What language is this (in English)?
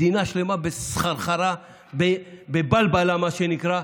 Hebrew